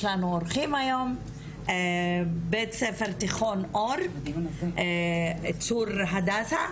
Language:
Hebrew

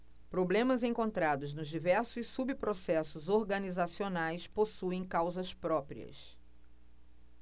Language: Portuguese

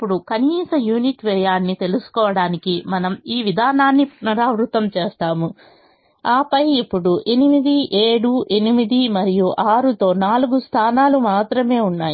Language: Telugu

